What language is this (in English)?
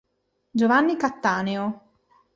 Italian